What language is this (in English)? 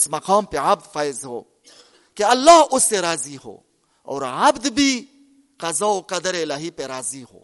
Urdu